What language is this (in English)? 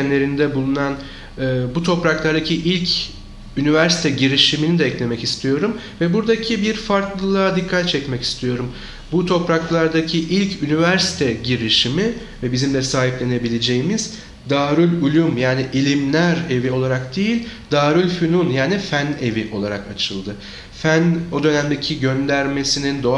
Turkish